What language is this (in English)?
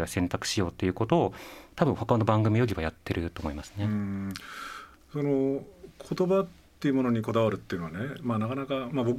Japanese